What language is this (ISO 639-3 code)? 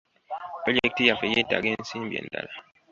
lug